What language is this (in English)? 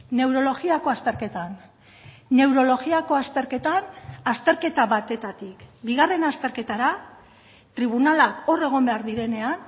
Basque